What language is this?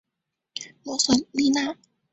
Chinese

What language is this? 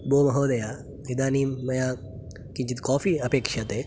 Sanskrit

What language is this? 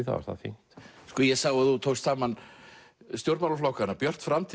Icelandic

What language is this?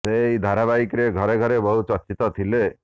Odia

